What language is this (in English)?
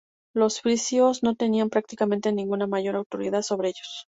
Spanish